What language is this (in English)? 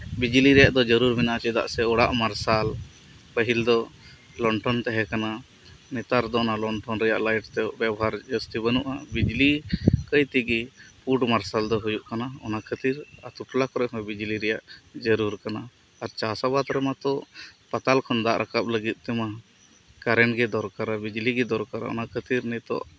Santali